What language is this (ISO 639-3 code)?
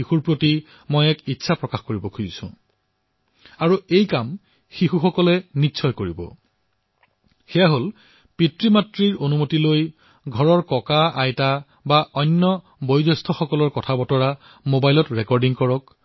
asm